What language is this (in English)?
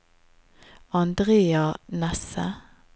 Norwegian